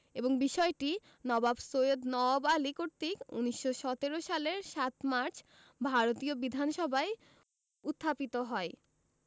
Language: Bangla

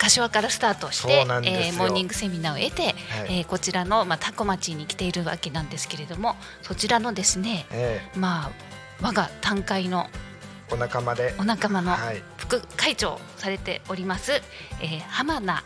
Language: Japanese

